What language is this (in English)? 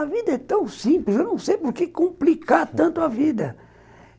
Portuguese